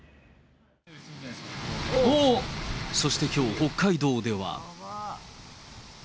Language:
Japanese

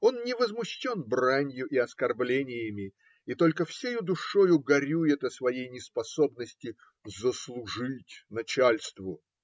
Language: Russian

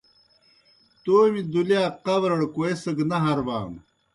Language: Kohistani Shina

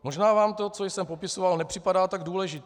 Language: Czech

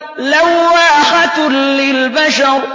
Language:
Arabic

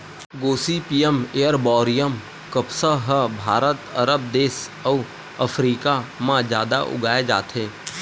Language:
Chhattisgarhi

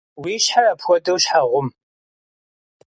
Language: Kabardian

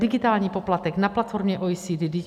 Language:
Czech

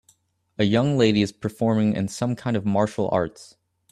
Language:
English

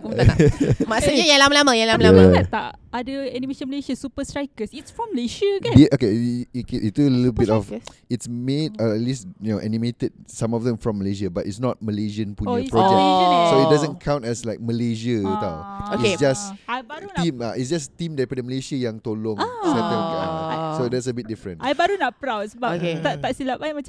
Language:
Malay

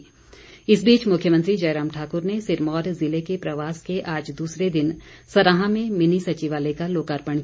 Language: Hindi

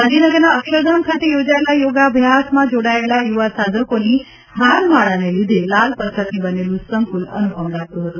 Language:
Gujarati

